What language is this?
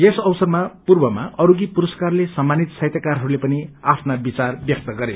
Nepali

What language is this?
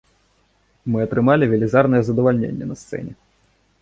Belarusian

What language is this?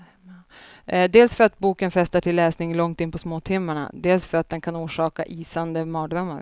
Swedish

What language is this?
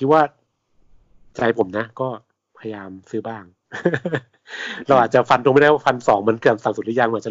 Thai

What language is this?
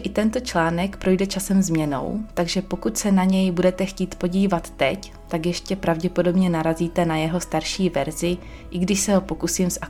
Czech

